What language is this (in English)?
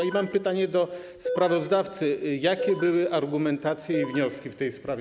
Polish